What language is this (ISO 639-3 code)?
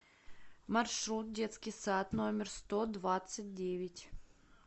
rus